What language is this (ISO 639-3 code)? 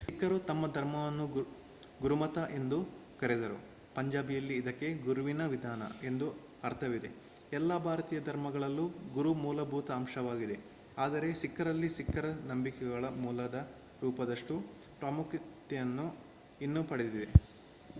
kan